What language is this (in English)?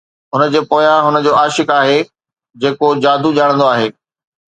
Sindhi